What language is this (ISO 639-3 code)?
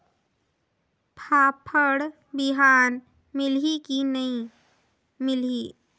hne